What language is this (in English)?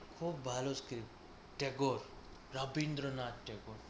Bangla